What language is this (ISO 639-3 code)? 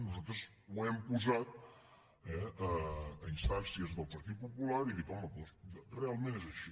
cat